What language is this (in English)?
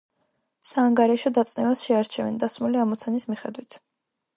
Georgian